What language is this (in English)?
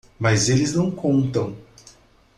Portuguese